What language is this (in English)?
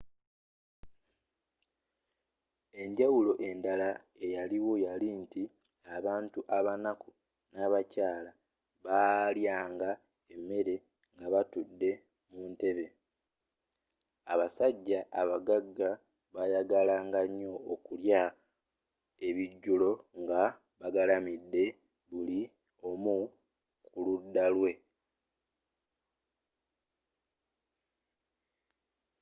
Ganda